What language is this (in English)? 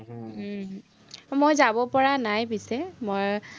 Assamese